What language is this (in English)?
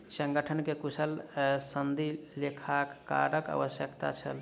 Maithili